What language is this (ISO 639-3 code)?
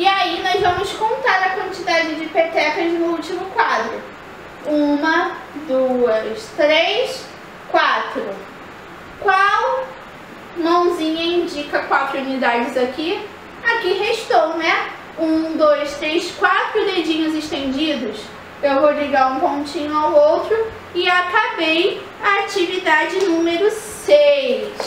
por